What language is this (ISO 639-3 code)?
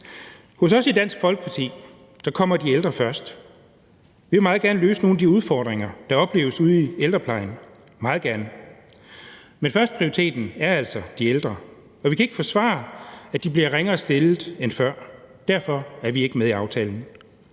dan